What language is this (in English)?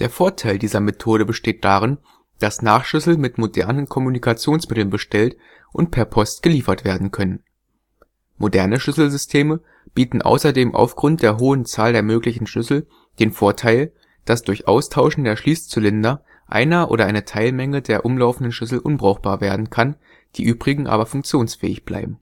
German